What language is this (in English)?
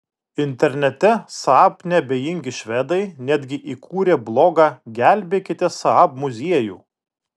Lithuanian